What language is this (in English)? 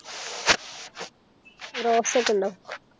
Malayalam